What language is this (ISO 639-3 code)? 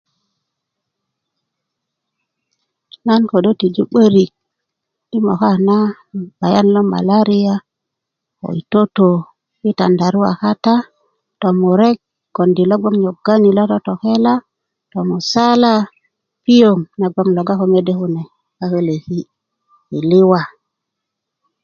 ukv